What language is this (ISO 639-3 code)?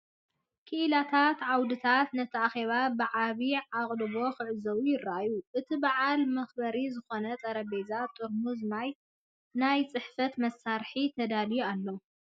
tir